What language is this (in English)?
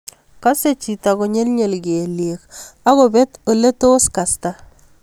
Kalenjin